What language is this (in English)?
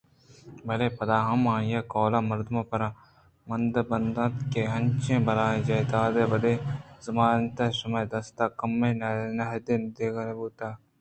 Eastern Balochi